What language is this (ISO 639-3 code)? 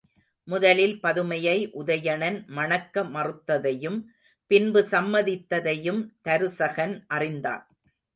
tam